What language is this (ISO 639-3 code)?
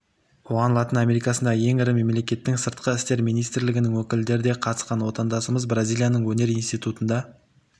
kaz